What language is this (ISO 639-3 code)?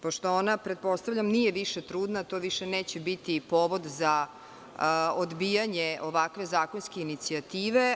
srp